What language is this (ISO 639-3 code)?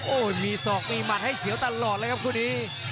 tha